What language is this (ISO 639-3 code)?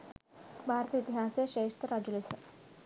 sin